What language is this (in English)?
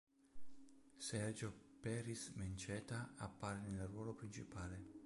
Italian